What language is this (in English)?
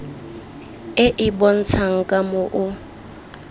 Tswana